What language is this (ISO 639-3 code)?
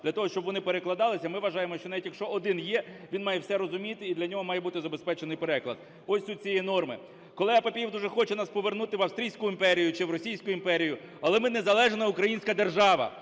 ukr